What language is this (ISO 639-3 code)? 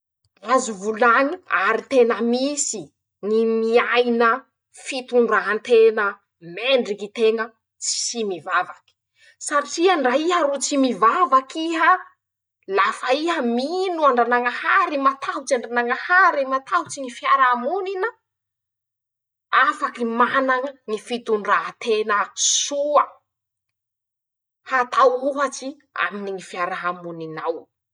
msh